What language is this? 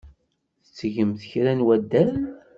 Kabyle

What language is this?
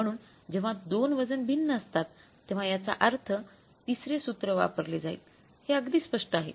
Marathi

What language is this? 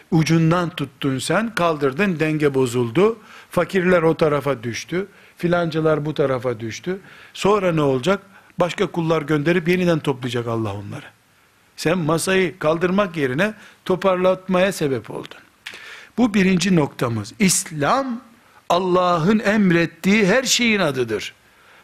Turkish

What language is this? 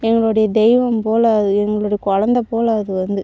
Tamil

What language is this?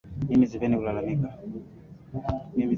Swahili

